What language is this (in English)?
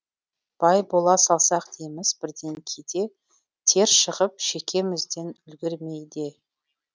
Kazakh